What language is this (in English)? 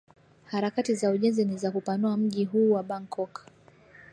Swahili